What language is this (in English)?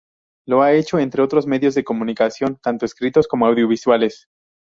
Spanish